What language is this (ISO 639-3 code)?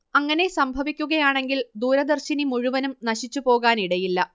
mal